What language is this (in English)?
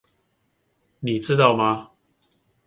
Chinese